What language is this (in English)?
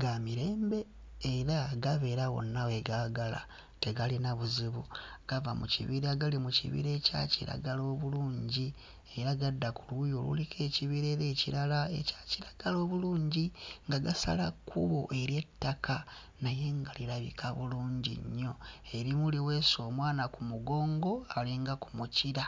Ganda